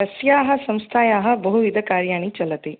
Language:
Sanskrit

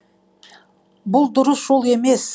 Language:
Kazakh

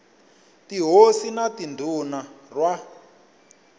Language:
Tsonga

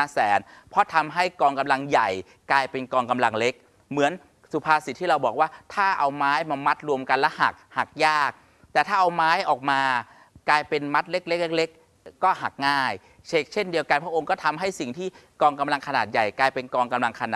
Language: Thai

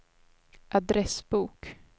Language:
Swedish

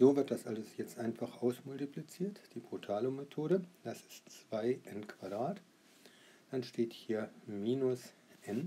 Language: German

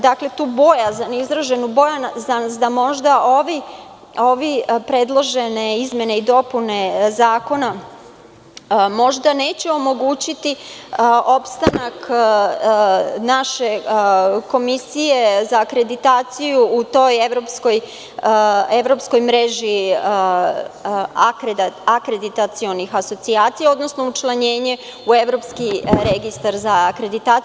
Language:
Serbian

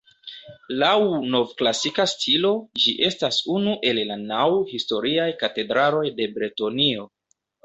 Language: Esperanto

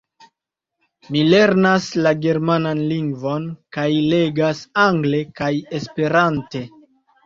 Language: Esperanto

